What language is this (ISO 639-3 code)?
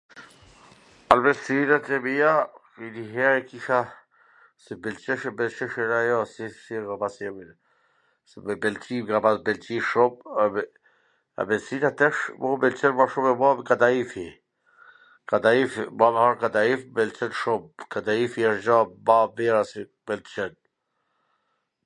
aln